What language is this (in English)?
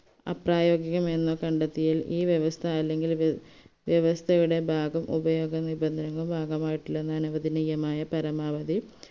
Malayalam